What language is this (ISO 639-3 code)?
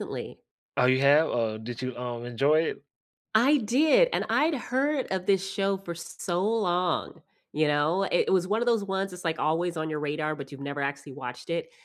eng